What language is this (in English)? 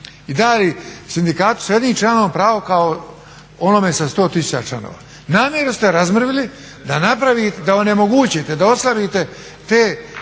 Croatian